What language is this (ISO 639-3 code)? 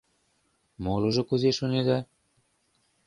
chm